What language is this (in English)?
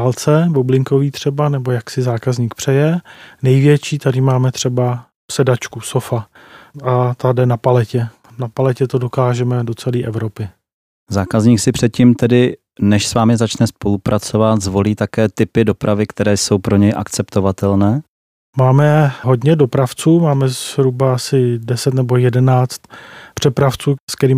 Czech